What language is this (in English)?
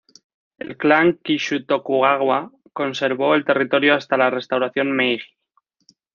Spanish